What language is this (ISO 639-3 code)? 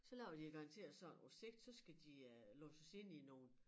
dan